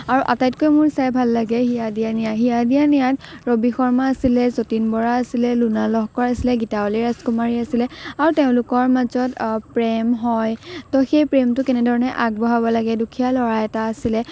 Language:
Assamese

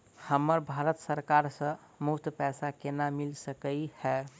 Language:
Maithili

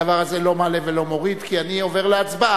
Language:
Hebrew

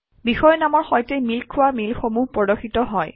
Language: Assamese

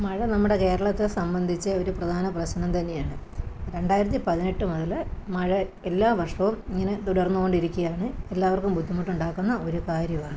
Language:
Malayalam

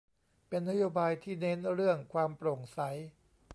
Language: Thai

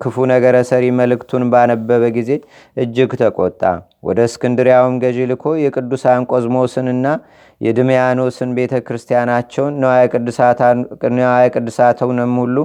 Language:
Amharic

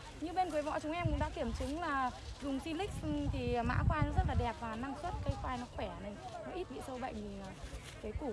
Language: Vietnamese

